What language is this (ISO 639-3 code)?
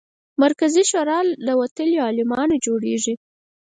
pus